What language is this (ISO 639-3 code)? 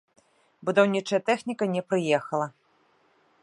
bel